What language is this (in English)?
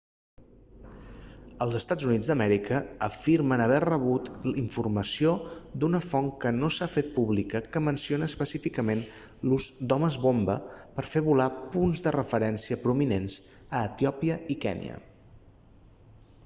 Catalan